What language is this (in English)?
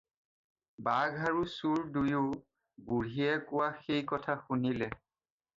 Assamese